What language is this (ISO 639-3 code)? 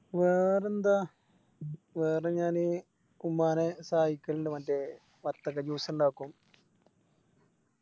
mal